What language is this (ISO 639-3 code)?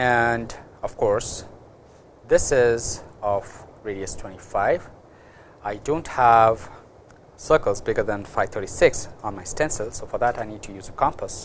eng